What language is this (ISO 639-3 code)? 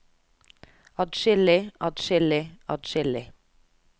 nor